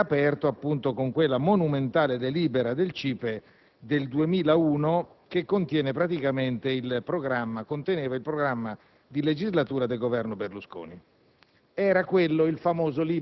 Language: Italian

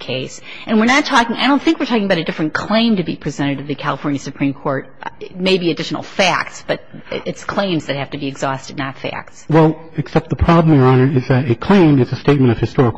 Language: English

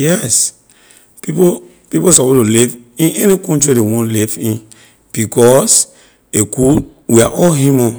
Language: Liberian English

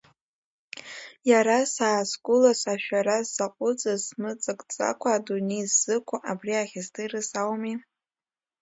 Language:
Abkhazian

